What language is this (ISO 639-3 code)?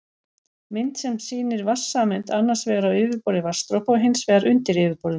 isl